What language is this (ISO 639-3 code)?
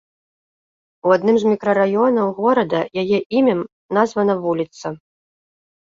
bel